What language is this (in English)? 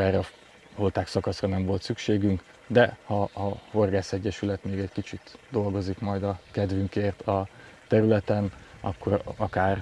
Hungarian